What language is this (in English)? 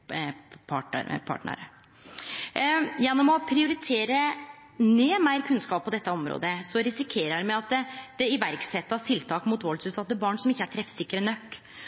Norwegian Nynorsk